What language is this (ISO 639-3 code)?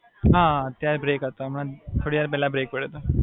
guj